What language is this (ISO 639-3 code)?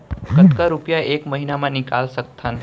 hne